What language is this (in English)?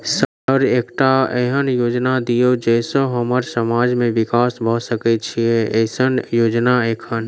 Maithili